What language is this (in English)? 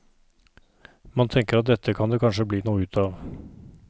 Norwegian